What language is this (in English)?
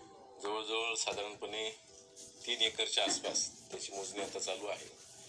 Marathi